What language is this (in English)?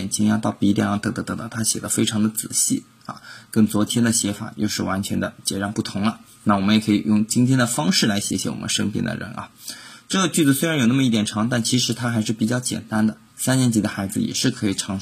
Chinese